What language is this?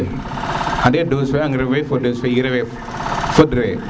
Serer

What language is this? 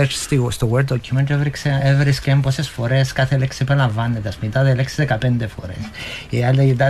Greek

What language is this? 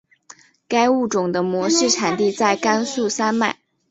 Chinese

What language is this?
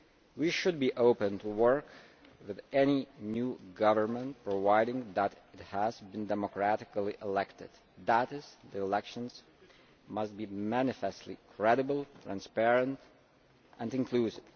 English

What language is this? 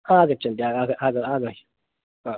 Sanskrit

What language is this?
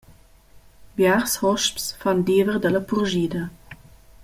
Romansh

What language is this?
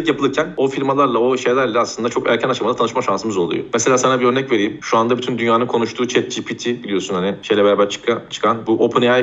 Turkish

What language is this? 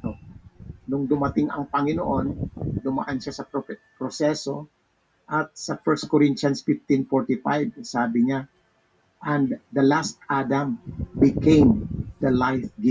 Filipino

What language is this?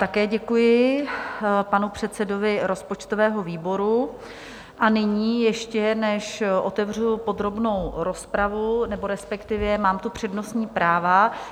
Czech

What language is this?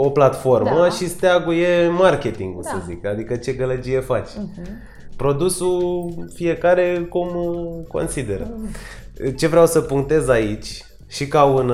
Romanian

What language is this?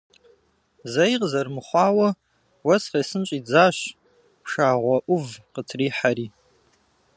Kabardian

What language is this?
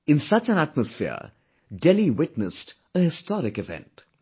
English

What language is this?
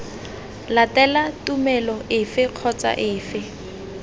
Tswana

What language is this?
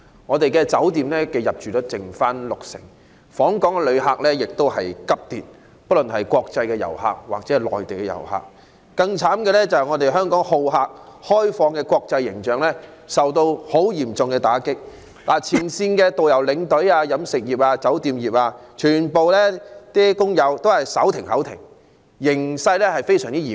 Cantonese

